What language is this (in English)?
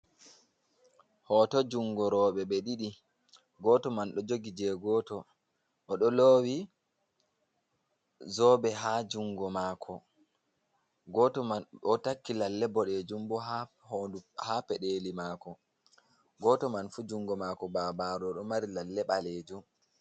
Fula